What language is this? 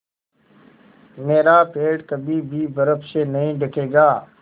Hindi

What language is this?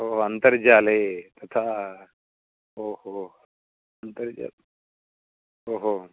Sanskrit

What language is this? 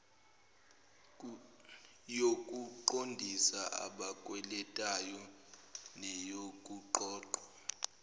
Zulu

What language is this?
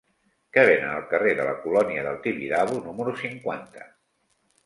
Catalan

